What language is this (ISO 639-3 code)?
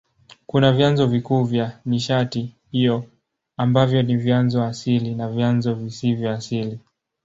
swa